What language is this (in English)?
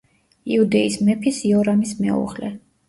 Georgian